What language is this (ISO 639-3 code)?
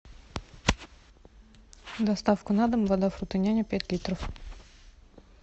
rus